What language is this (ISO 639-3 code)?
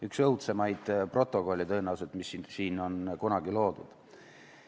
est